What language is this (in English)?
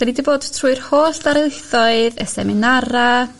Welsh